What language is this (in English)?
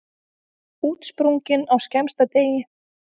Icelandic